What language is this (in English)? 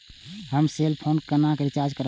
Maithili